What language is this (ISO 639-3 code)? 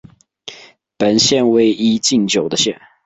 zho